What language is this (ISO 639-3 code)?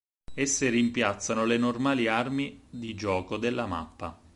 ita